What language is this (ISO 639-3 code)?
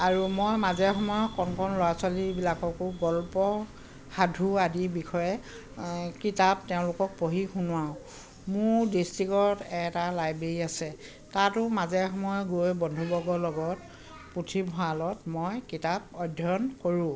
asm